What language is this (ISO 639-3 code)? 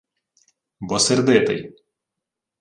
ukr